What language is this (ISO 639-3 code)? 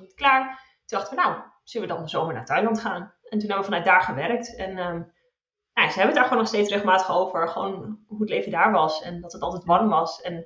nld